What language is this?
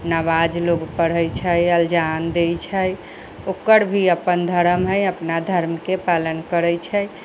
Maithili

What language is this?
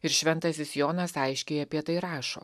Lithuanian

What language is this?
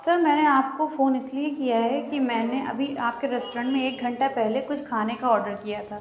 Urdu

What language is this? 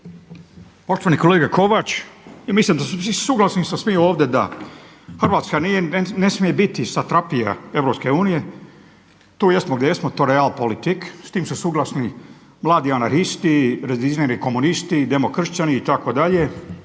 Croatian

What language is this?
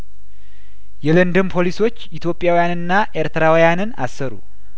Amharic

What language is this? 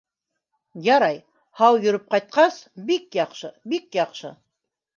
Bashkir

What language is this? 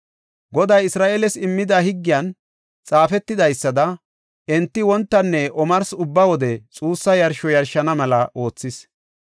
Gofa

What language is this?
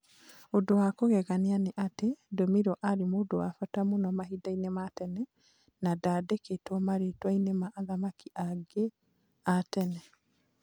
Kikuyu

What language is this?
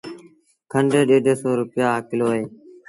Sindhi Bhil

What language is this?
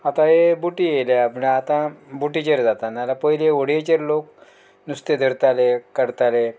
Konkani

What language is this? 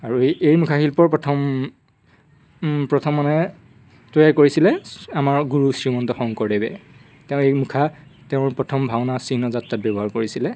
Assamese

